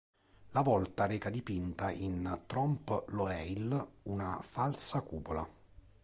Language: Italian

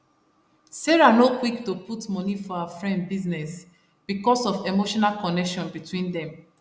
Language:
Nigerian Pidgin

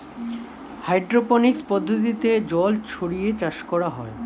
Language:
Bangla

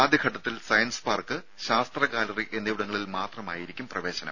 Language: Malayalam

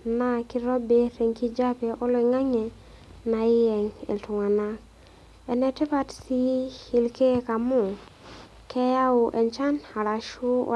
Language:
Masai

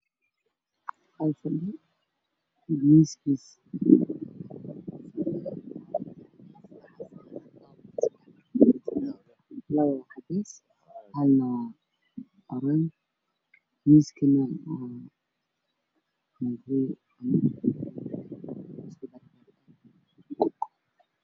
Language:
Somali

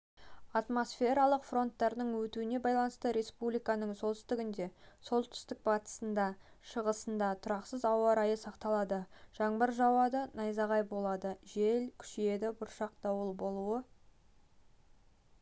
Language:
Kazakh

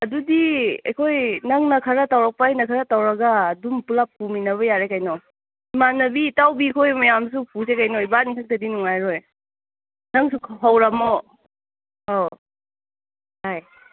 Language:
Manipuri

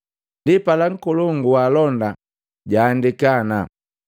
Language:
Matengo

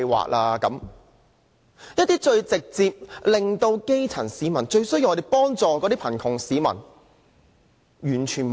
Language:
Cantonese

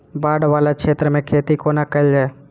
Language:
Maithili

